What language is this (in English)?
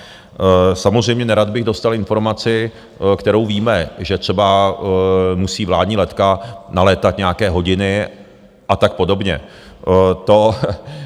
Czech